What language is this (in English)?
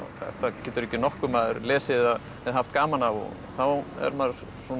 Icelandic